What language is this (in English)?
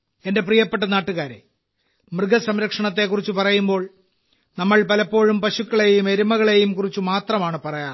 Malayalam